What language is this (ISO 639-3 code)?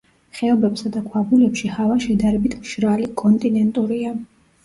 kat